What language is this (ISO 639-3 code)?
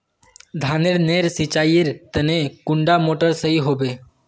mag